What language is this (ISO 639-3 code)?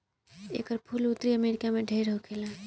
bho